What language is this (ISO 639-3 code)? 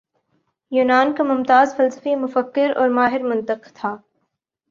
urd